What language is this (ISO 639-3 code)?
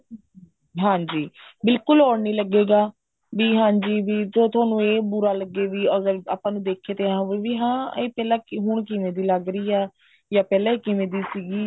pan